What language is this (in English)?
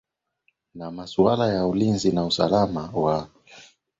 Swahili